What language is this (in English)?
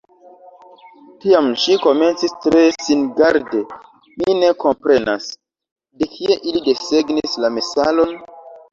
Esperanto